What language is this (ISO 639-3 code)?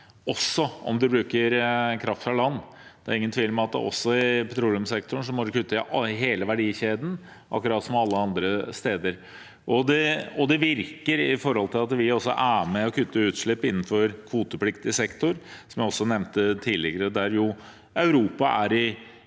nor